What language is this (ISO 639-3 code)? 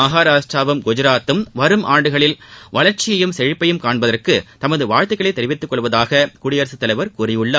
tam